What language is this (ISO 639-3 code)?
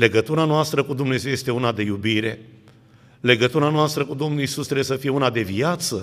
ron